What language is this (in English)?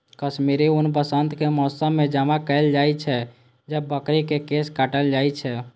Maithili